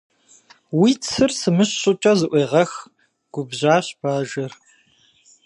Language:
Kabardian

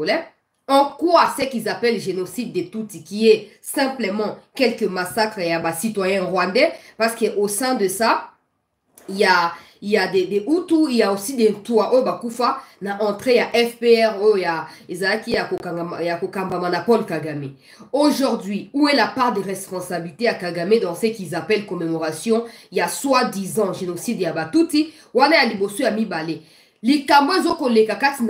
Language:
French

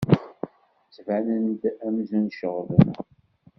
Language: Kabyle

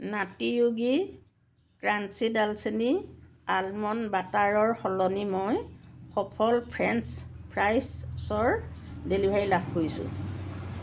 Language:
Assamese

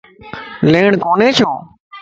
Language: Lasi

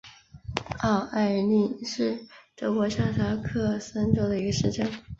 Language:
Chinese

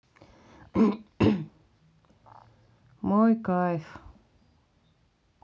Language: Russian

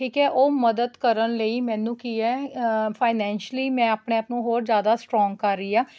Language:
Punjabi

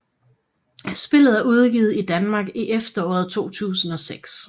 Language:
Danish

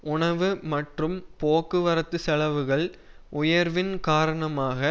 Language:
Tamil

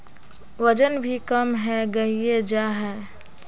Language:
Magahi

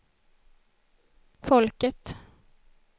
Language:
Swedish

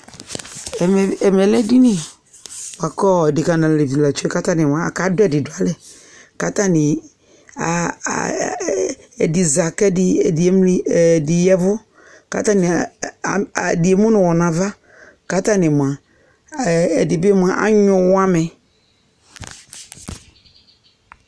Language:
Ikposo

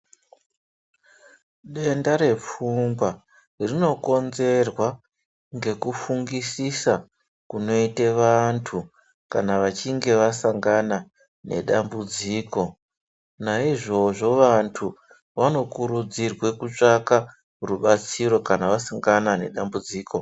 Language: Ndau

